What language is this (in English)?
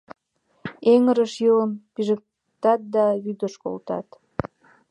Mari